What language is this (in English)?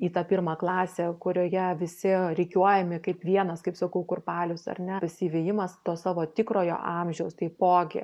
Lithuanian